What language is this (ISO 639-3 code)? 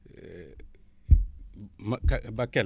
wol